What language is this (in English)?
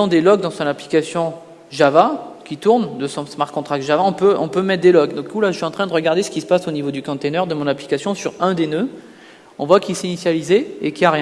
French